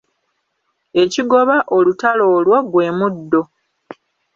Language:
Ganda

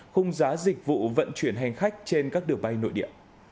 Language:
Vietnamese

